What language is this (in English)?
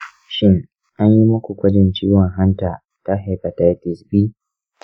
Hausa